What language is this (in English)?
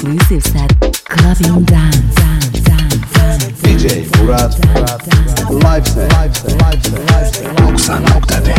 Turkish